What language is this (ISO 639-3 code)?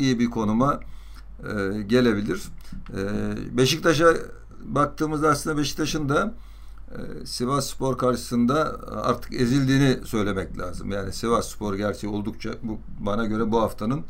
tur